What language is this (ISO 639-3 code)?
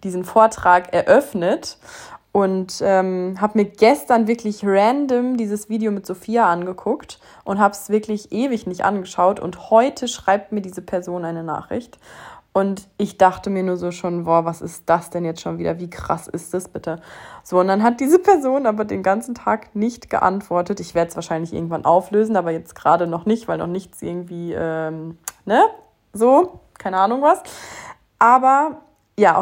deu